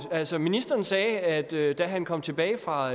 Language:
Danish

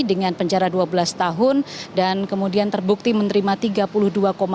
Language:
Indonesian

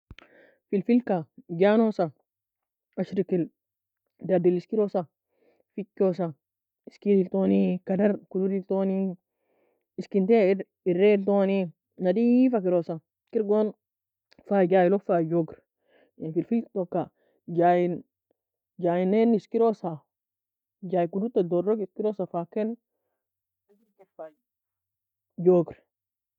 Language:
Nobiin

